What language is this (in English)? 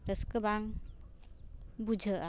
Santali